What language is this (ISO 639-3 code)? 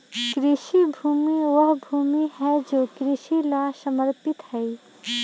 mag